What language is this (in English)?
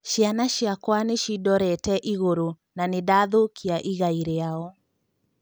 Kikuyu